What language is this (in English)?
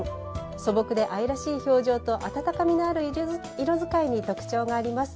Japanese